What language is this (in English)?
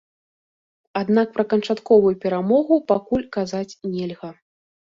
Belarusian